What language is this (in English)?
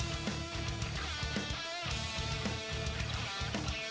Thai